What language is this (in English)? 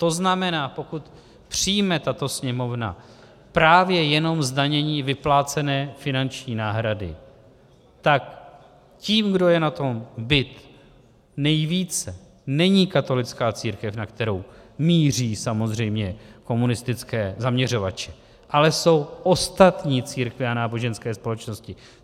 Czech